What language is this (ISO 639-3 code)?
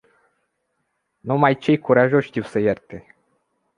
ron